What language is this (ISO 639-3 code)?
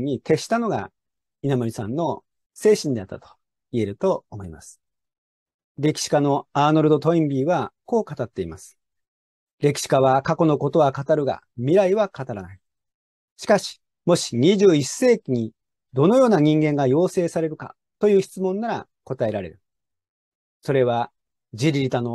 jpn